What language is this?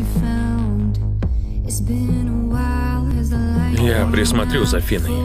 Russian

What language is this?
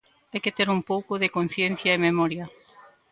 Galician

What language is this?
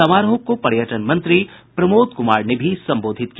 Hindi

